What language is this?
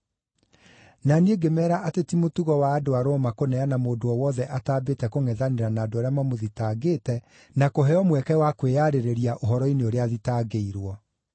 Kikuyu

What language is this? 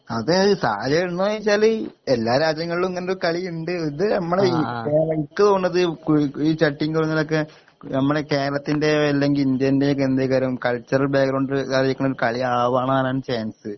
Malayalam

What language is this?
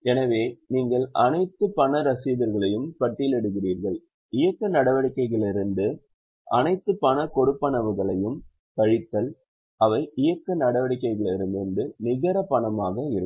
Tamil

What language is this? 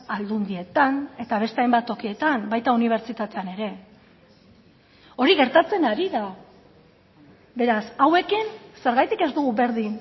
Basque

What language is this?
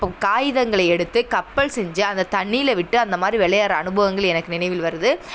Tamil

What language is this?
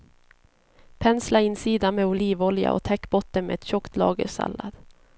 Swedish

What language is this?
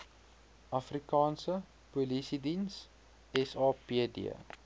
Afrikaans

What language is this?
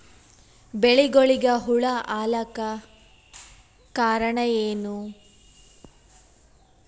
Kannada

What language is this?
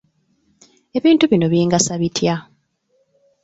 Ganda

